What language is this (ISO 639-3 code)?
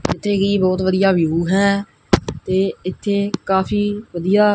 pan